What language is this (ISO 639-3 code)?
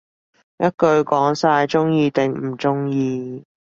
yue